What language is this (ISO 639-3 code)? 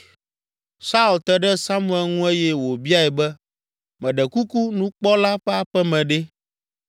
ewe